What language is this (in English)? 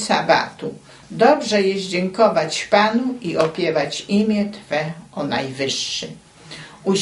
Polish